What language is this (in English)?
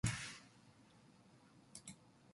Korean